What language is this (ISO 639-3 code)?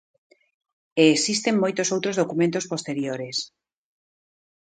glg